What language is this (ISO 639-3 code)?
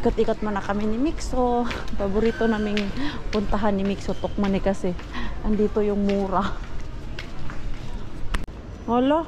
fil